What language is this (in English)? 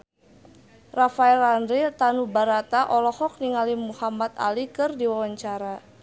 Sundanese